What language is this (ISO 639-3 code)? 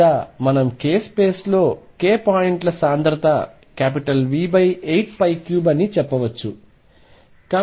tel